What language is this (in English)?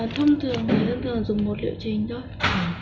Vietnamese